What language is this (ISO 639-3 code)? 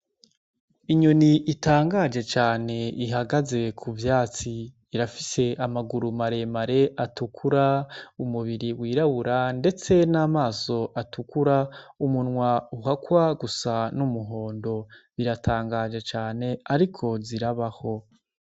run